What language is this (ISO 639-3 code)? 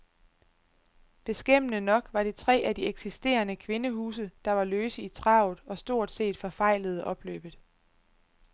dan